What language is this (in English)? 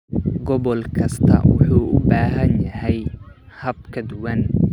Somali